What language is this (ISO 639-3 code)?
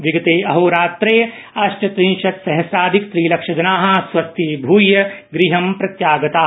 san